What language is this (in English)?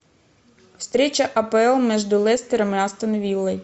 Russian